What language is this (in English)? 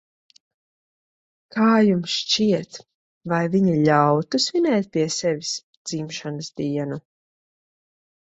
Latvian